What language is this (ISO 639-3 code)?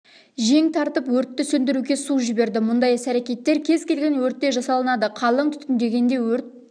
kaz